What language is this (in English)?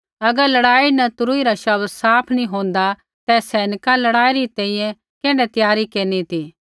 Kullu Pahari